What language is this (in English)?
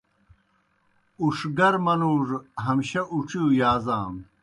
Kohistani Shina